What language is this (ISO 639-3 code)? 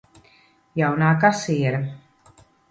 lav